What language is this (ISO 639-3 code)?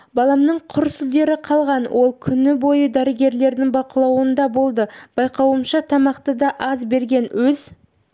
kaz